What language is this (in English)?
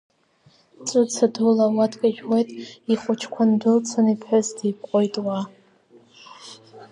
Abkhazian